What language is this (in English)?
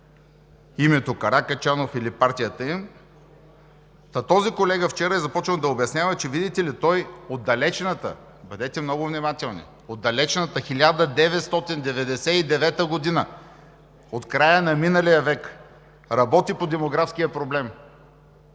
Bulgarian